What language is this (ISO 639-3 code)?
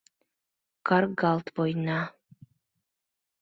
chm